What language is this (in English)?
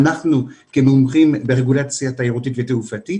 Hebrew